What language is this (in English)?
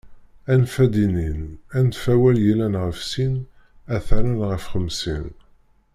Kabyle